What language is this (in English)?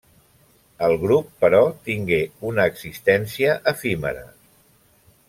Catalan